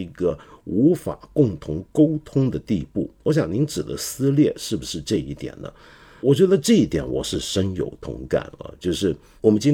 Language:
Chinese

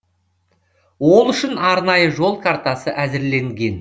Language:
Kazakh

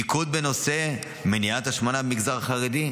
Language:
Hebrew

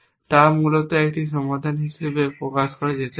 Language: Bangla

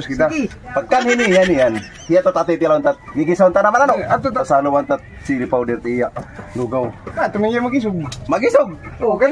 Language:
Indonesian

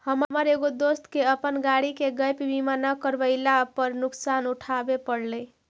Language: Magahi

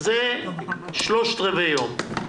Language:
Hebrew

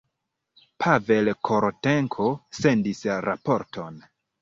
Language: Esperanto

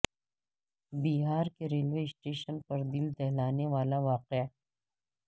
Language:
Urdu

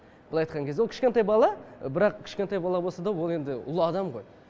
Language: Kazakh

